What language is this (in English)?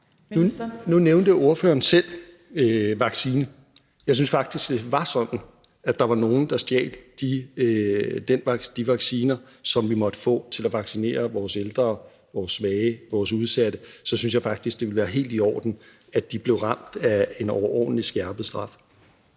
Danish